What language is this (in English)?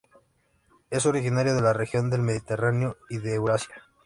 Spanish